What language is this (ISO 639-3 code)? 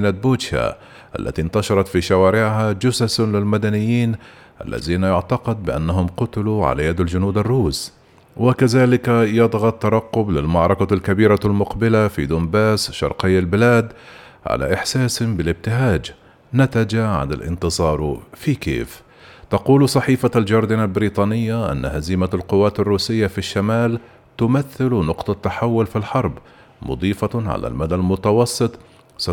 ara